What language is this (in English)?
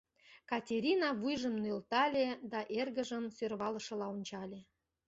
Mari